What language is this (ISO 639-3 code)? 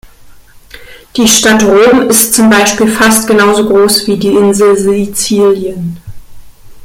deu